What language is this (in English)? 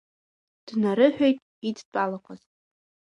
Abkhazian